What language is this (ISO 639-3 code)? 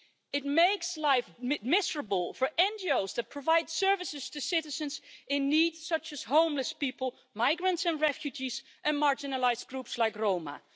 eng